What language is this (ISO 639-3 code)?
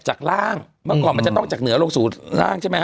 tha